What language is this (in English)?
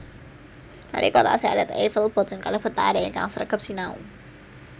Javanese